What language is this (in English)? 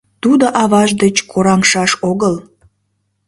Mari